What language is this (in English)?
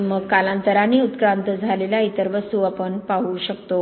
Marathi